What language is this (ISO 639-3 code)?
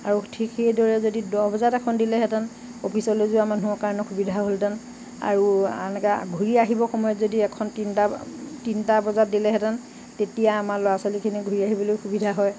asm